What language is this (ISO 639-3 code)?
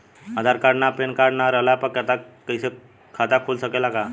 bho